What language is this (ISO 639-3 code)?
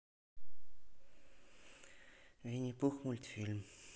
rus